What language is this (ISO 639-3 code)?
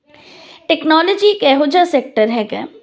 pan